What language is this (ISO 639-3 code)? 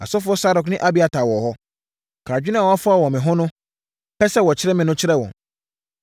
aka